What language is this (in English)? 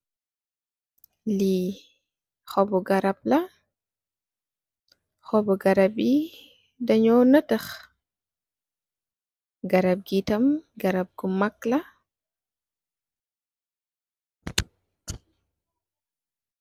Wolof